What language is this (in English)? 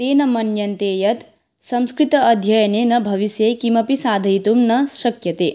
Sanskrit